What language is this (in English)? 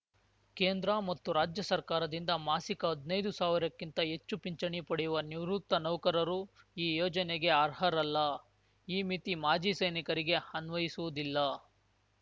Kannada